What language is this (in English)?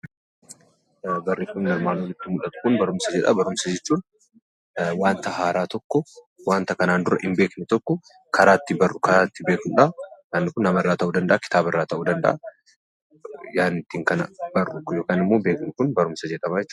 Oromo